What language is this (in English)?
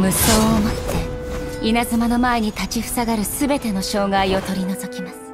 Japanese